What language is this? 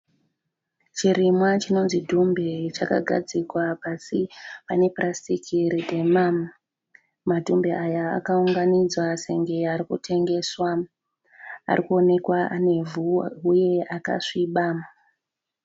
Shona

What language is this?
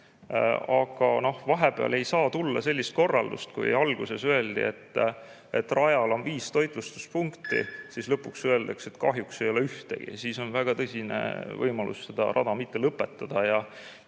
Estonian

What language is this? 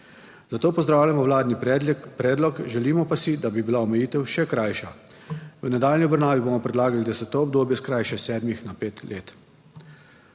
Slovenian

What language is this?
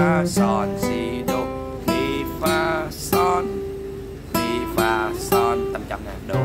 Vietnamese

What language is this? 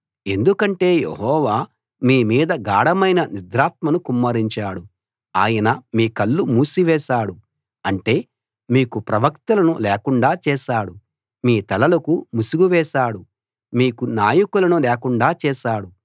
Telugu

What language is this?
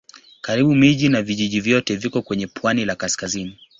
Swahili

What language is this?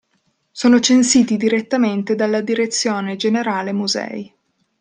Italian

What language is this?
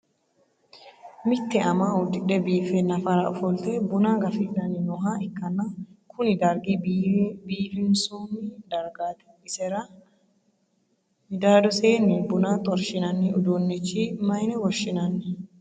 Sidamo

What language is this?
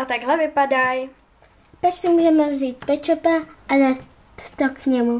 Czech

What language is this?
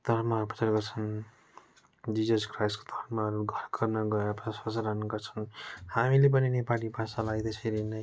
Nepali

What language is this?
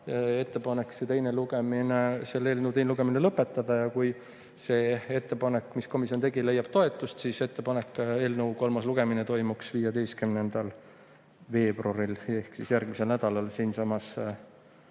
Estonian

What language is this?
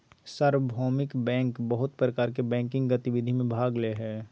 Magahi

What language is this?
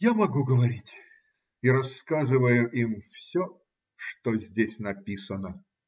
Russian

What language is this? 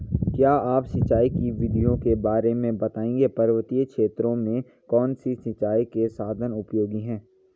Hindi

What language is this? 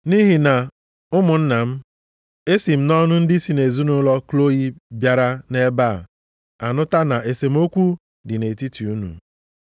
Igbo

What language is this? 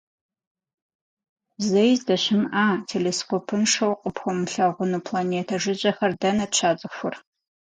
Kabardian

